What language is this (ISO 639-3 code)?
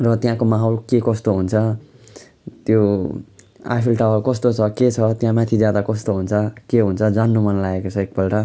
nep